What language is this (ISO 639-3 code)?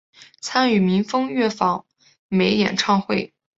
zho